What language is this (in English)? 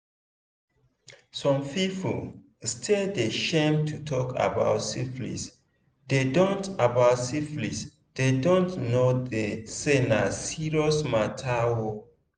Nigerian Pidgin